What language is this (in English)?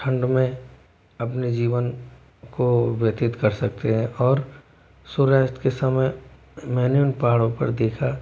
Hindi